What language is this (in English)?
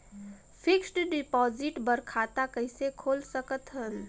Chhattisgarhi